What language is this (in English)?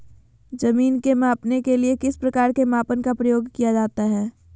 Magahi